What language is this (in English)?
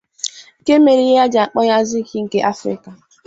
Igbo